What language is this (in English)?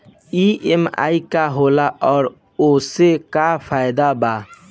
Bhojpuri